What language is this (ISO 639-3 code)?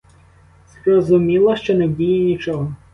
ukr